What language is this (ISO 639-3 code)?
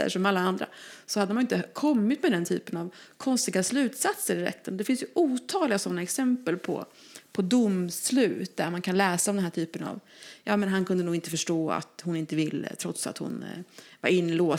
swe